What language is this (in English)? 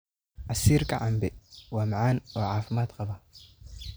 Somali